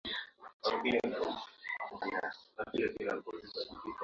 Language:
Swahili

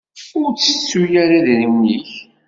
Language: Kabyle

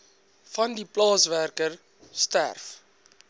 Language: Afrikaans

